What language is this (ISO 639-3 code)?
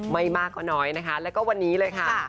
tha